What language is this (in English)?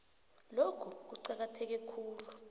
South Ndebele